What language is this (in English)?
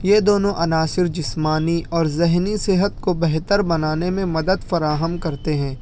Urdu